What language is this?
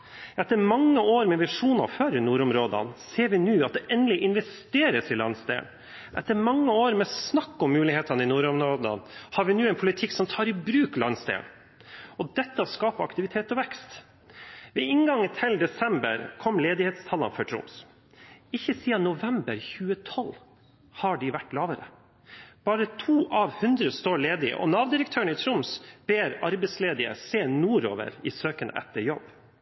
Norwegian Bokmål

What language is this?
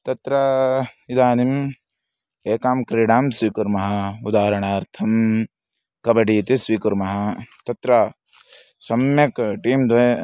Sanskrit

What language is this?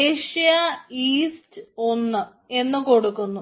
Malayalam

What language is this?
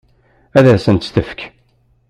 Kabyle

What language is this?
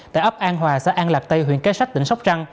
Vietnamese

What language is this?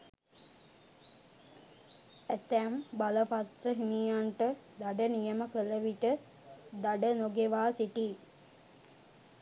Sinhala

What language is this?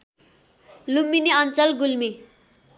Nepali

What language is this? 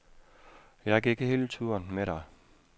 Danish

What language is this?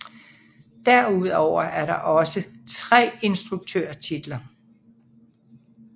Danish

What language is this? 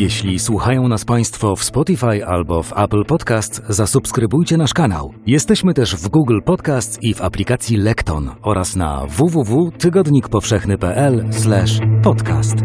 Polish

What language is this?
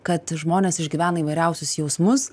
Lithuanian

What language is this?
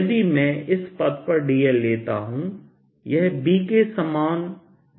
Hindi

